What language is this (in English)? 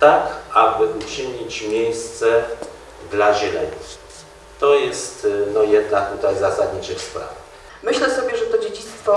Polish